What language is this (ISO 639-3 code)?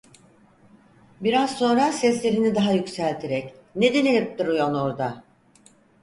tur